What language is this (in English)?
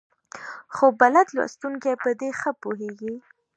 Pashto